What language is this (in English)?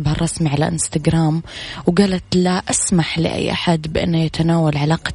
Arabic